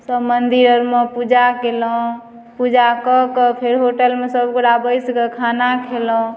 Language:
Maithili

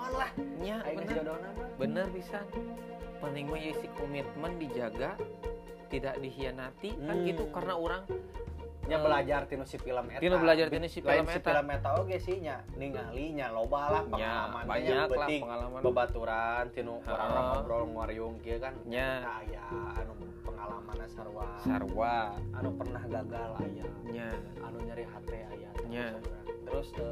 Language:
Indonesian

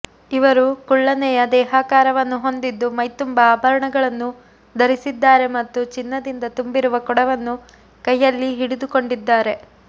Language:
Kannada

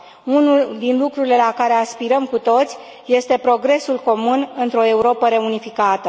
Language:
Romanian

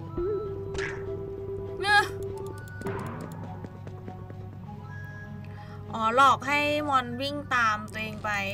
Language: Thai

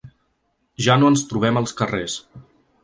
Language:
Catalan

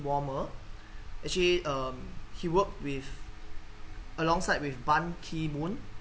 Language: English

